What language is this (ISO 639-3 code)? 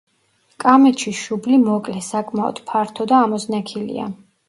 kat